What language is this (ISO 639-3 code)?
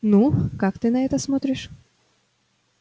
rus